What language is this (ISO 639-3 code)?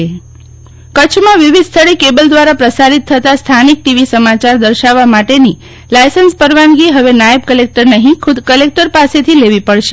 guj